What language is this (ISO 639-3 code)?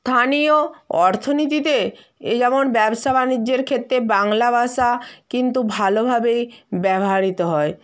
ben